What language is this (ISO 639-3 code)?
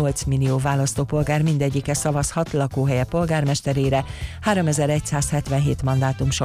hun